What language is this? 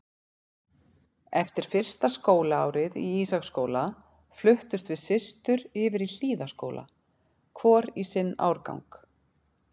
Icelandic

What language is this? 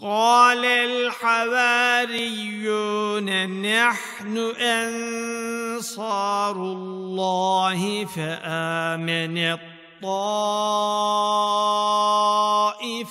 Arabic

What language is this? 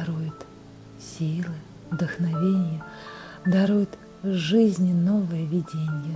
Russian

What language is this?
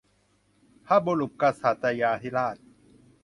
Thai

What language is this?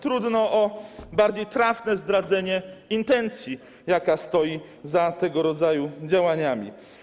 Polish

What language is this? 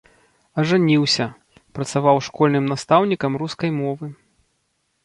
Belarusian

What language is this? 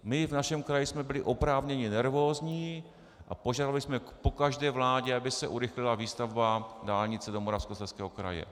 Czech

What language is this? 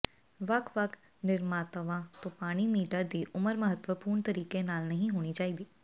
Punjabi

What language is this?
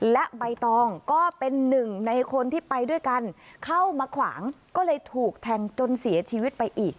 Thai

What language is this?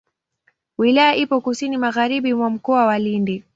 Swahili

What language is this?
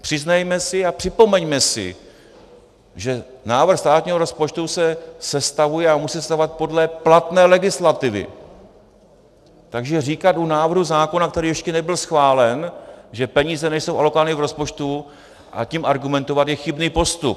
Czech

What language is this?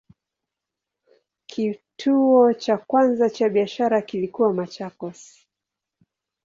Swahili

